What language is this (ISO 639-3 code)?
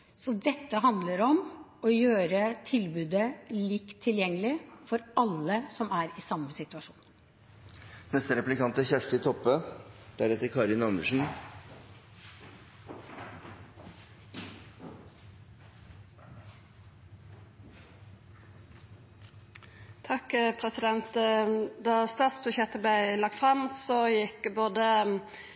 nor